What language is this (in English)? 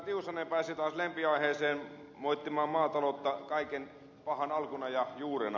Finnish